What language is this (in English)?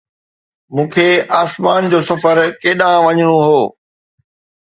Sindhi